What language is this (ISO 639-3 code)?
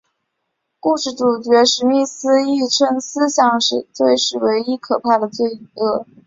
zho